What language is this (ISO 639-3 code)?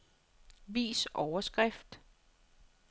dan